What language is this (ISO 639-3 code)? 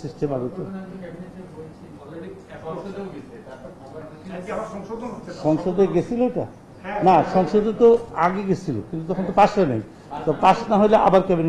ben